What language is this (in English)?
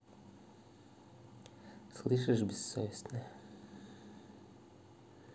Russian